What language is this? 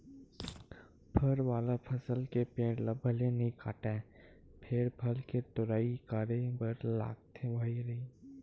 Chhattisgarhi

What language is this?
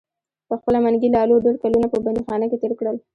Pashto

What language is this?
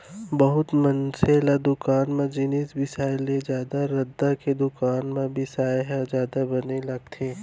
Chhattisgarhi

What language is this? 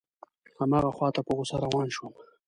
Pashto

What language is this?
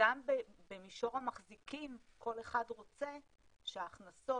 Hebrew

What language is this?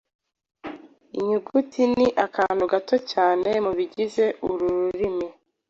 Kinyarwanda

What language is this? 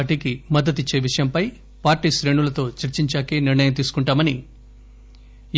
Telugu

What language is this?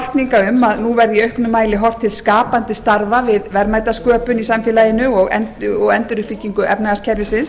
Icelandic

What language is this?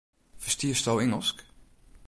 Western Frisian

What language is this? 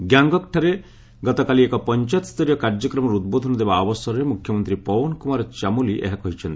Odia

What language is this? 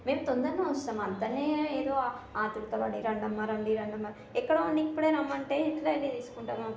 Telugu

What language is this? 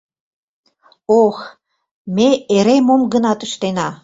Mari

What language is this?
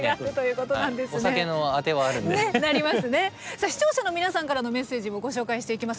Japanese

